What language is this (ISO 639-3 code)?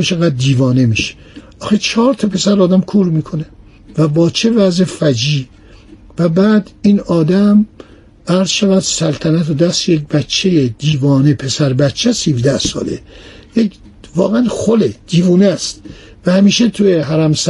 fas